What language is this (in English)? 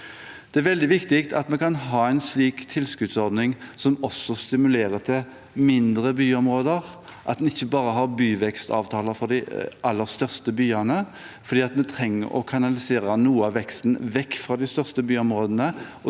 Norwegian